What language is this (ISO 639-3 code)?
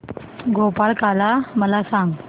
mar